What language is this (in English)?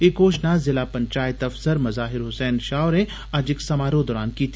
Dogri